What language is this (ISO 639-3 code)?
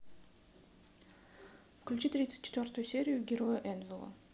rus